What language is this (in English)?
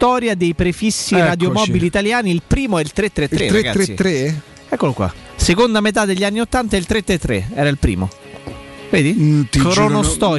Italian